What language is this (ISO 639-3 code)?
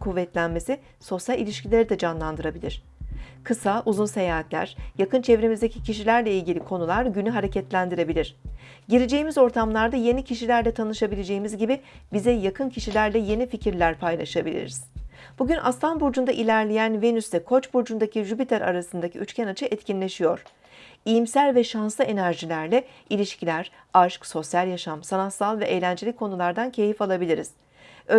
tur